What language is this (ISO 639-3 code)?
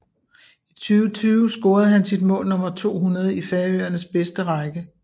dan